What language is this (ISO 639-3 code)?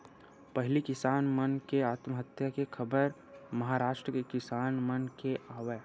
hne